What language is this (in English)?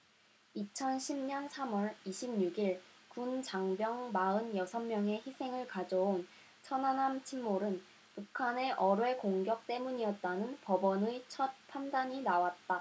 Korean